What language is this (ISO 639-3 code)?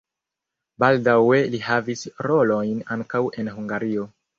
epo